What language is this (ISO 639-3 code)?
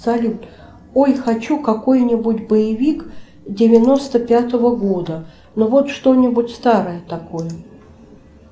rus